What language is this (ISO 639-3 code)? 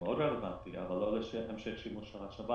heb